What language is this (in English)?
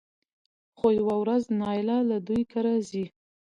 Pashto